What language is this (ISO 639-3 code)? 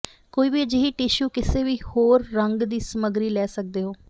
pan